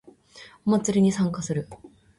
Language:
Japanese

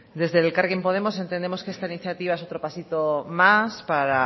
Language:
Spanish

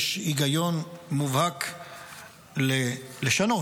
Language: Hebrew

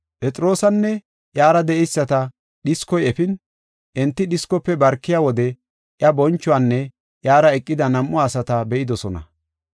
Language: Gofa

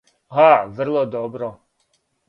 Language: Serbian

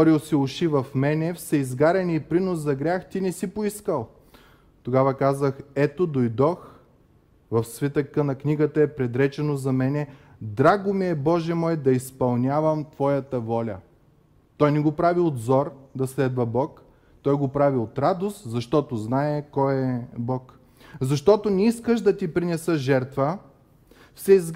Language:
Bulgarian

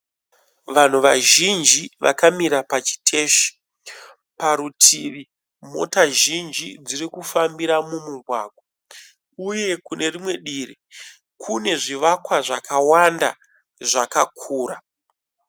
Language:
Shona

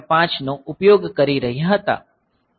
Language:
Gujarati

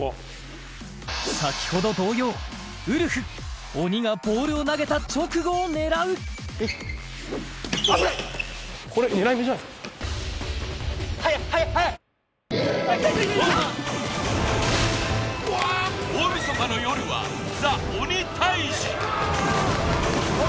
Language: Japanese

